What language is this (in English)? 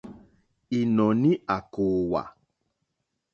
Mokpwe